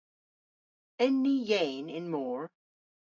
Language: Cornish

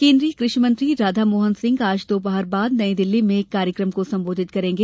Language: Hindi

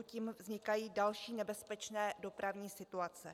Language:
Czech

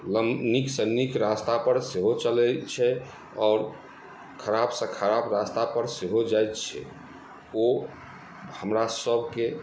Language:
Maithili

